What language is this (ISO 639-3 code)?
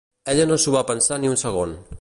cat